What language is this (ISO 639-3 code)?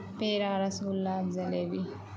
urd